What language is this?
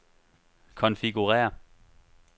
Danish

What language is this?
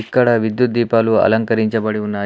Telugu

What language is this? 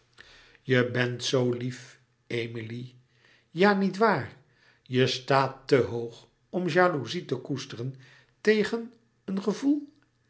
Dutch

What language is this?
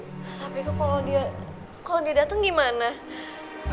Indonesian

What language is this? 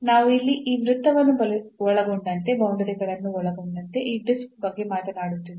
Kannada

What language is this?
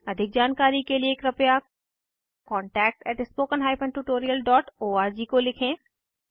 Hindi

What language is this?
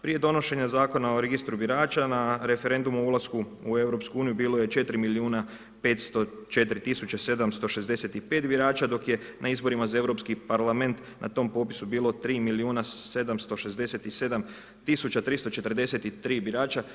Croatian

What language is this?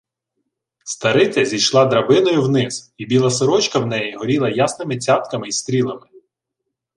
Ukrainian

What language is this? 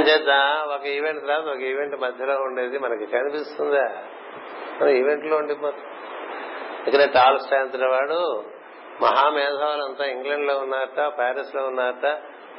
Telugu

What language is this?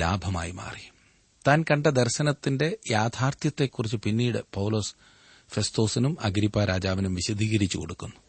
Malayalam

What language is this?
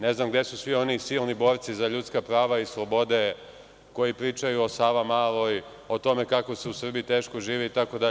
Serbian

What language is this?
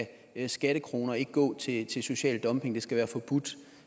Danish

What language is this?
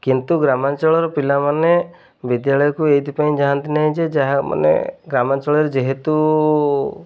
Odia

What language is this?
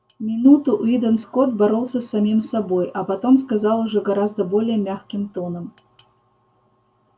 Russian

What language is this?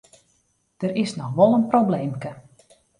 Western Frisian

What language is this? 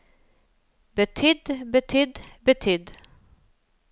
Norwegian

